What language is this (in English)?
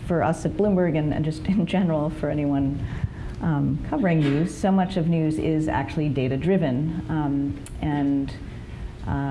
English